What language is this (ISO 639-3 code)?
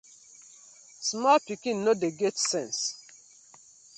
pcm